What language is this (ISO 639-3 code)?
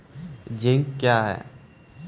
mai